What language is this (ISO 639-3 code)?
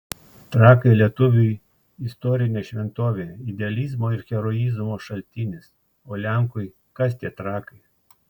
lit